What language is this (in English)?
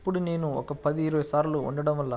Telugu